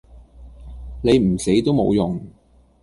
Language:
Cantonese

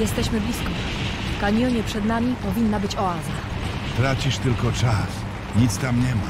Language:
Polish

